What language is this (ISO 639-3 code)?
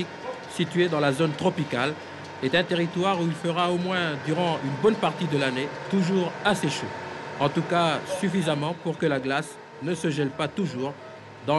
fra